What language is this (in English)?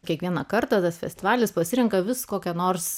Lithuanian